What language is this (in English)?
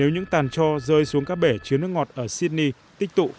Vietnamese